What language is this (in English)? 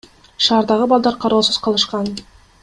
Kyrgyz